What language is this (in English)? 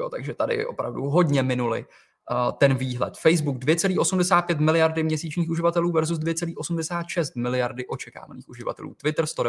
Czech